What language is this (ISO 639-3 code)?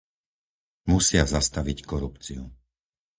slk